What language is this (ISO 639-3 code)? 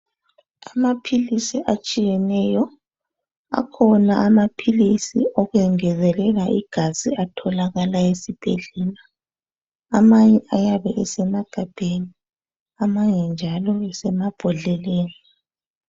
nde